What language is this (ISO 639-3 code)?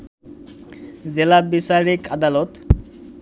ben